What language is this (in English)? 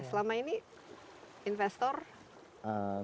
Indonesian